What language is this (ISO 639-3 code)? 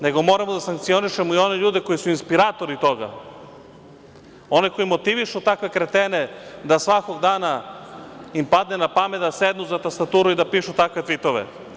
srp